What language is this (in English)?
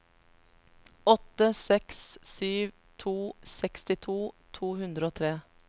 Norwegian